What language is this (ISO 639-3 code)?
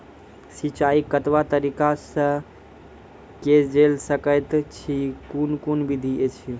mai